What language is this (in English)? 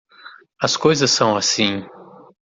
Portuguese